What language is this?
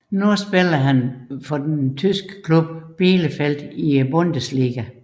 Danish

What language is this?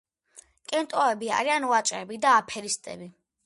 Georgian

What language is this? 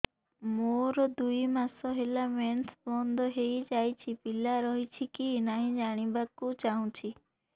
Odia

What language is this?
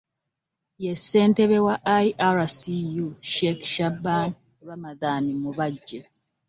Ganda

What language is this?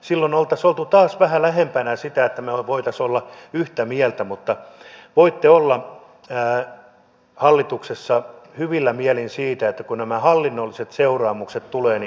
Finnish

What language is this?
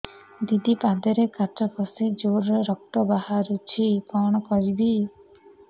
Odia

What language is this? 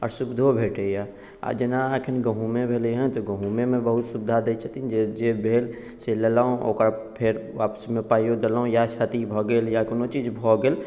Maithili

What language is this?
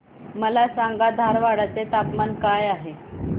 Marathi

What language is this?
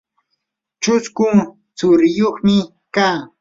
Yanahuanca Pasco Quechua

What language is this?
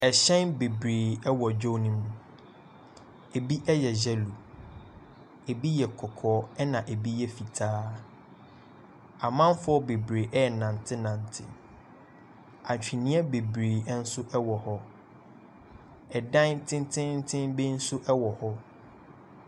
Akan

